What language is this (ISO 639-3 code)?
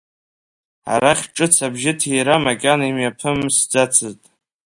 abk